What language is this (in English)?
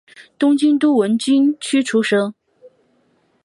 Chinese